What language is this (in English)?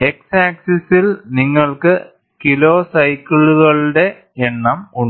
Malayalam